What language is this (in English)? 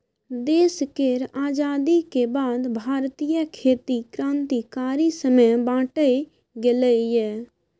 Maithili